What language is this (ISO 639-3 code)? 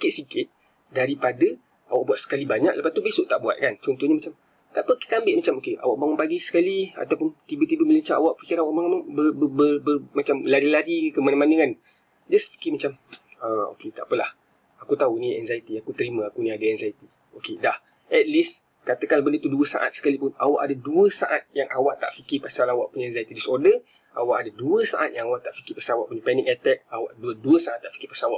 msa